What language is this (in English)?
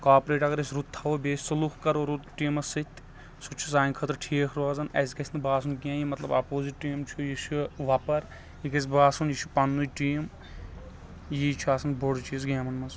Kashmiri